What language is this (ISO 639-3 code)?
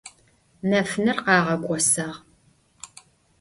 ady